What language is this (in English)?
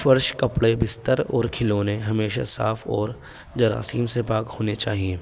Urdu